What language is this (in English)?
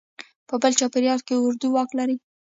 Pashto